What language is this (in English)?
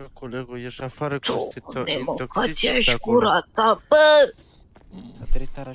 Romanian